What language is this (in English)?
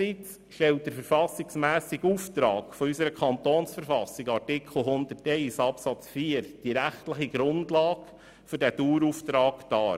Swiss German